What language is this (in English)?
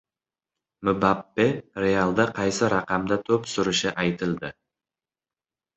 Uzbek